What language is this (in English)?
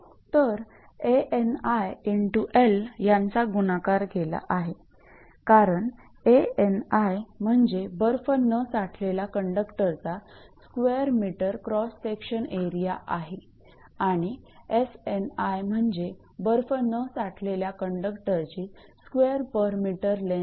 Marathi